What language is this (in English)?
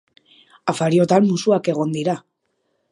Basque